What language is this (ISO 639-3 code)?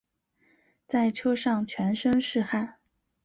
zho